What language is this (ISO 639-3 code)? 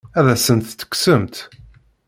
kab